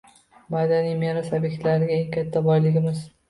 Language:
Uzbek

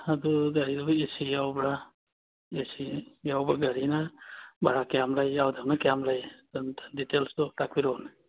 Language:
Manipuri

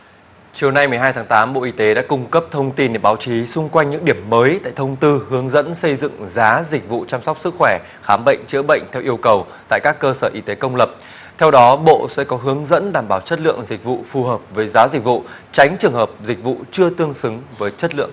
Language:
Vietnamese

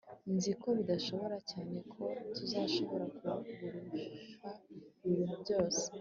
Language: Kinyarwanda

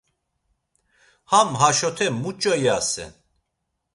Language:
Laz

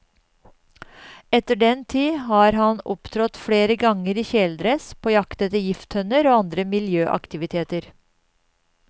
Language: Norwegian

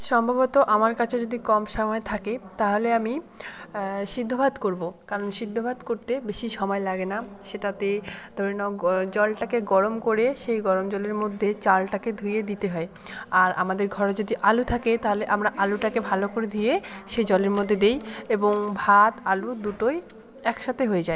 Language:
Bangla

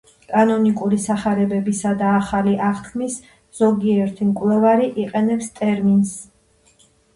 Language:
Georgian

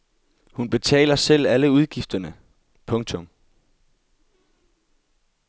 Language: Danish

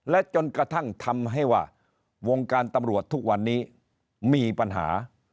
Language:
Thai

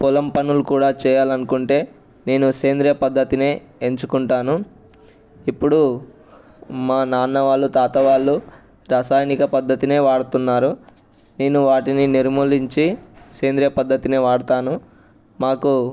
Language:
Telugu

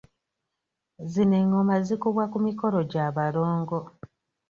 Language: Ganda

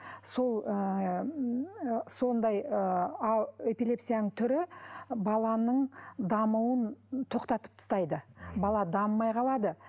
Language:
Kazakh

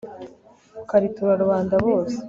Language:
Kinyarwanda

